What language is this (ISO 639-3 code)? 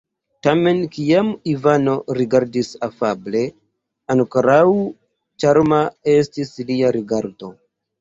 epo